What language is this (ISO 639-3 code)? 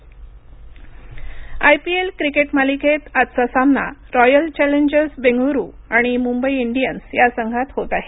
mar